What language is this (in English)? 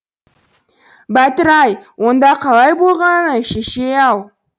Kazakh